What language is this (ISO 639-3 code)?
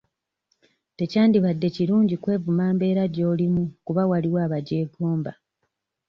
lug